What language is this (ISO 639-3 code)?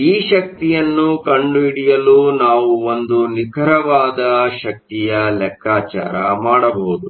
kan